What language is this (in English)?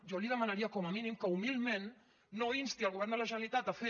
Catalan